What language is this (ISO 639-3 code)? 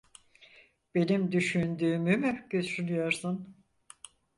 tur